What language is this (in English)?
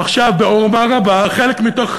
Hebrew